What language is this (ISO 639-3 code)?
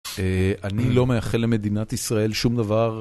heb